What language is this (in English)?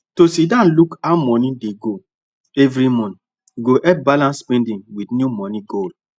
Nigerian Pidgin